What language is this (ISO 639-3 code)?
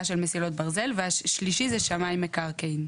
heb